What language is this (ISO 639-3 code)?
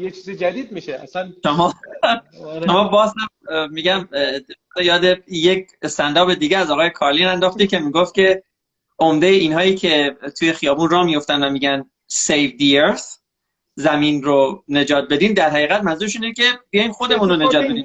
fas